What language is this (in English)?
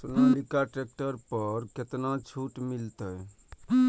Maithili